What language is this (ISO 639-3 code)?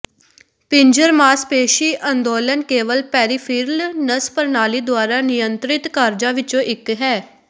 pan